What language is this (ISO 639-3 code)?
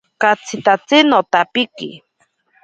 prq